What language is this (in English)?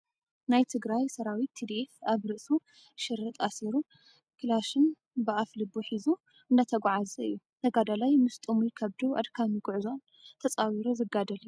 Tigrinya